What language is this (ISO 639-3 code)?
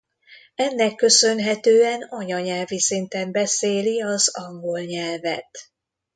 hun